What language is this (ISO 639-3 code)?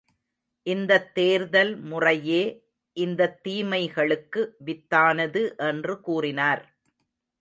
tam